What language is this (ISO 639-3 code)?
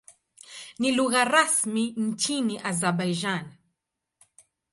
swa